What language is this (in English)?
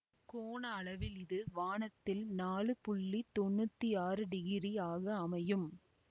Tamil